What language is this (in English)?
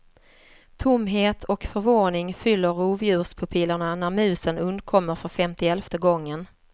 Swedish